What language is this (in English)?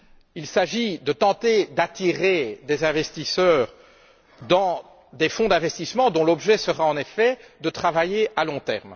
French